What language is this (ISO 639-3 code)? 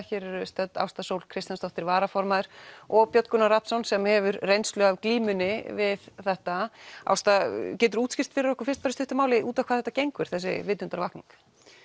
isl